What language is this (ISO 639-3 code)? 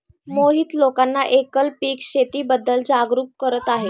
mar